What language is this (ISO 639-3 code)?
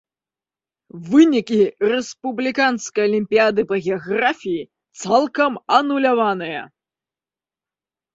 bel